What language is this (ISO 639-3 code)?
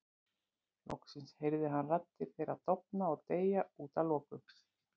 isl